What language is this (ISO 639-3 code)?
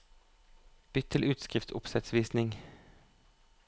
nor